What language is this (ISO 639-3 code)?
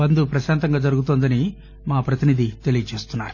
tel